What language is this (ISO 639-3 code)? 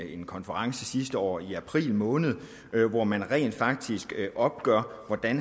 dan